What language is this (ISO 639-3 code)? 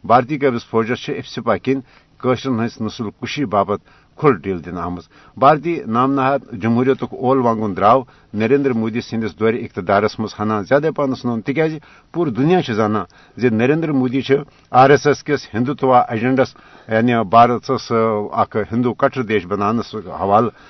urd